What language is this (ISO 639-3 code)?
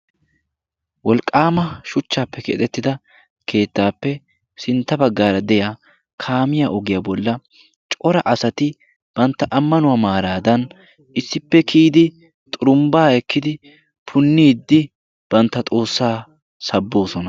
wal